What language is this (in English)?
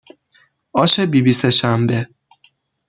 Persian